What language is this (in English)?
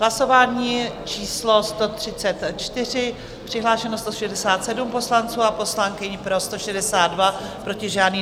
Czech